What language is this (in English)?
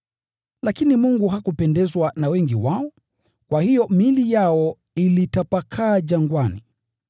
Swahili